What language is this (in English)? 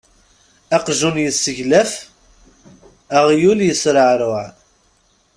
Kabyle